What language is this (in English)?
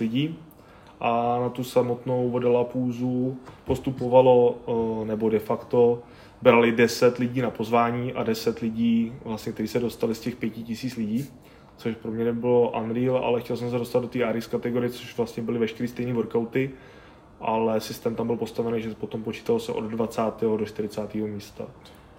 Czech